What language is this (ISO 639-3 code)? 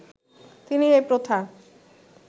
ben